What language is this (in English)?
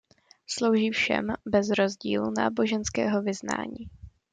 Czech